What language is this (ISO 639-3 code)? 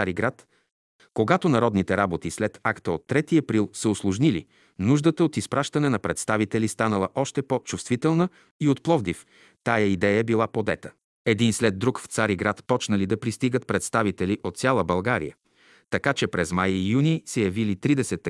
bul